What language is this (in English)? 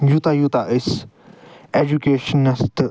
Kashmiri